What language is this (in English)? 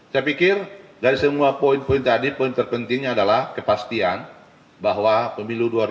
Indonesian